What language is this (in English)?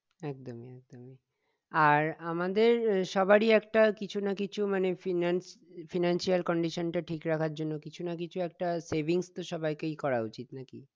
Bangla